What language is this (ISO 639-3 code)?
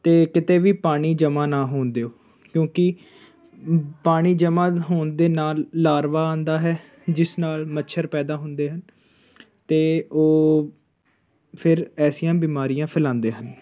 pan